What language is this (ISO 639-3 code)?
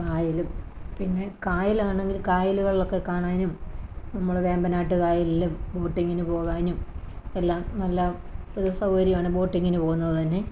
mal